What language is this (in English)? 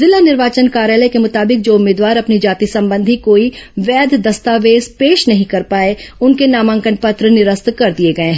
Hindi